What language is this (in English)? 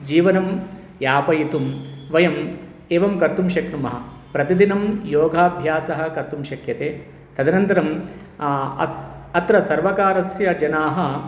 Sanskrit